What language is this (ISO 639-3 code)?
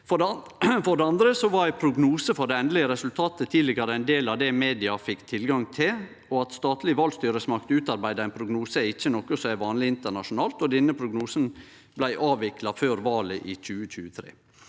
nor